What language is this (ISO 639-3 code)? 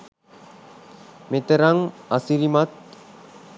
sin